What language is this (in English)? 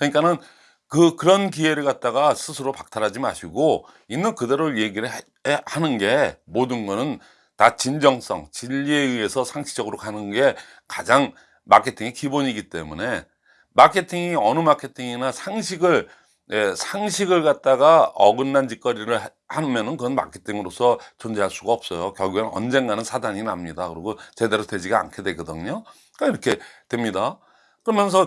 Korean